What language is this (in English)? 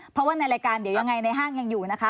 Thai